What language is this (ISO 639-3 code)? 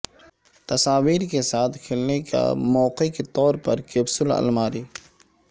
urd